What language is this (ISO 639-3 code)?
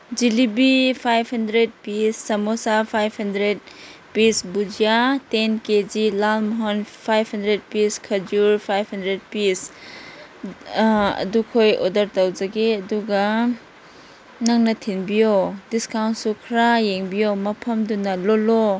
mni